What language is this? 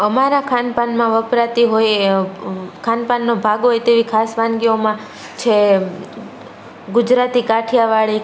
Gujarati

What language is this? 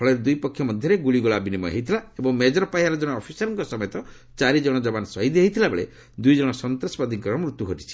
Odia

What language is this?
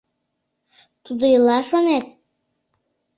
Mari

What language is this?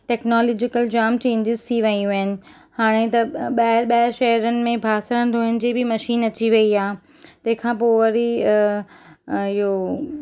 Sindhi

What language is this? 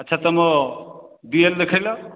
Odia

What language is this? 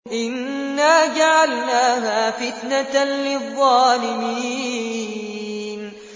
Arabic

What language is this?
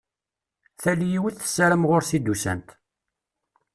Kabyle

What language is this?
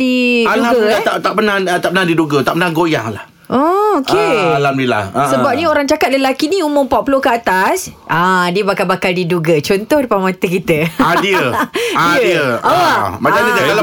Malay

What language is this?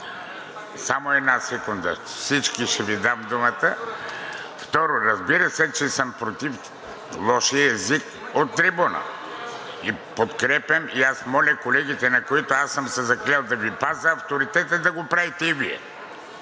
Bulgarian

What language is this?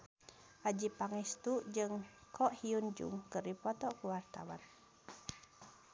Sundanese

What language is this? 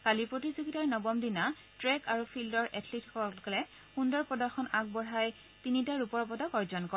Assamese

